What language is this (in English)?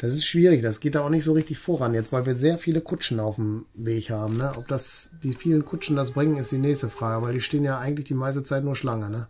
German